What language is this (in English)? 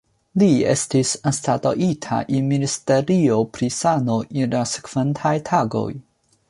Esperanto